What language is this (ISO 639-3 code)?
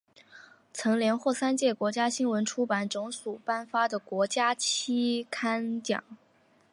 zho